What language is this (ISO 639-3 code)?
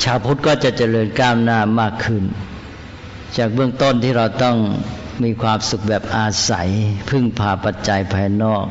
tha